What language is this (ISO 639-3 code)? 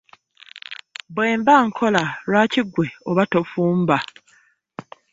lug